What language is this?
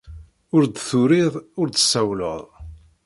Kabyle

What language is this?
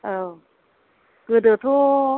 Bodo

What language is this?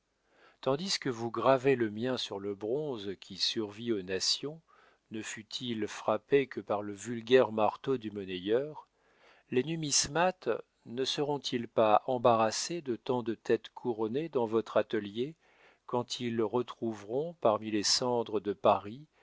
French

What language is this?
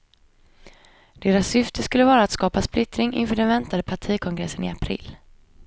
Swedish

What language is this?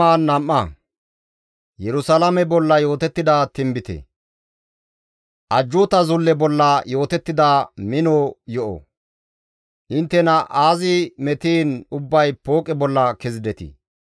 Gamo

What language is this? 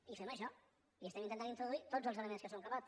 Catalan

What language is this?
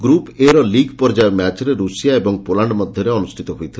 Odia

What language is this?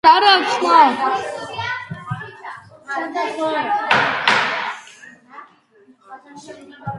Georgian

